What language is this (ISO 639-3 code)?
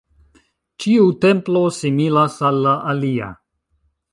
epo